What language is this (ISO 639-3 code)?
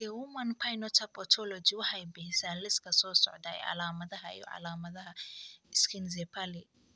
som